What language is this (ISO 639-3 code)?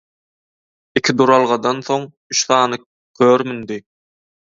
tuk